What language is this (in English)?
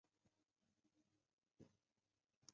Chinese